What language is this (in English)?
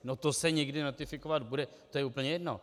Czech